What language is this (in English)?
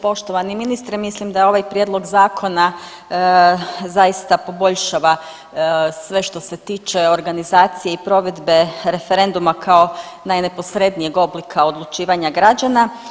Croatian